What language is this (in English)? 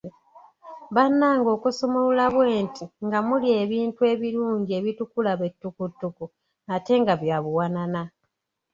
Ganda